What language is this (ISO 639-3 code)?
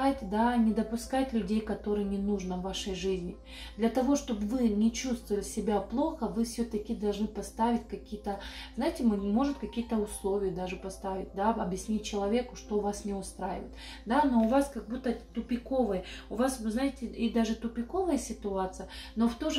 rus